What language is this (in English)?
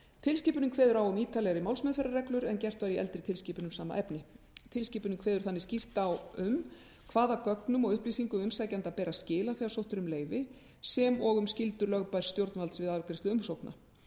Icelandic